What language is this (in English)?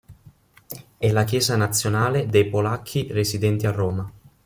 Italian